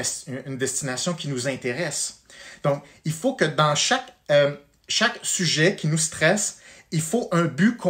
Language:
French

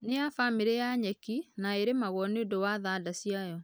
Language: Kikuyu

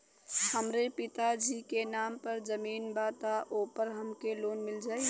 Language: Bhojpuri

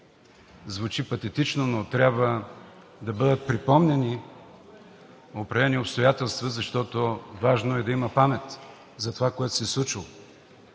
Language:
Bulgarian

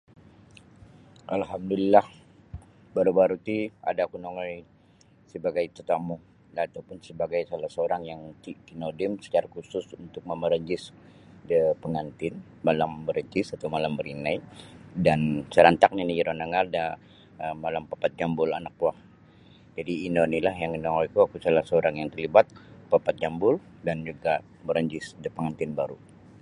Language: Sabah Bisaya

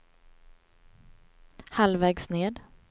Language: Swedish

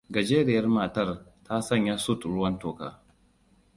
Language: Hausa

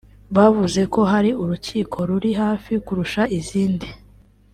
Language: Kinyarwanda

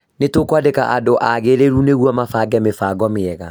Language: Kikuyu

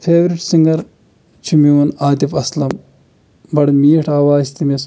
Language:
Kashmiri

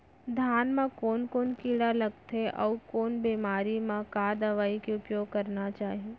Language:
Chhattisgarhi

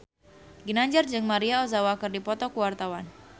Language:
Sundanese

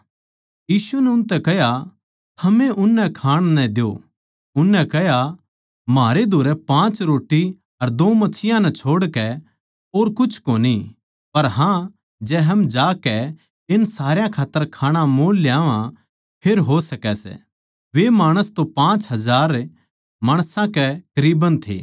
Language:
Haryanvi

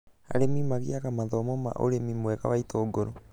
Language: Kikuyu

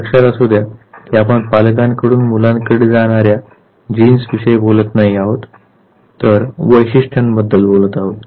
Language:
Marathi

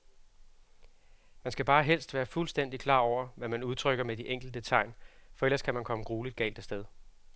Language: Danish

